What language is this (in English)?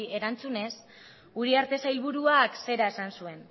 Basque